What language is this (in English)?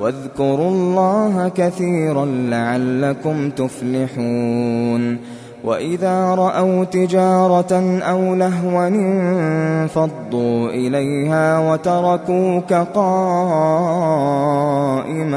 Arabic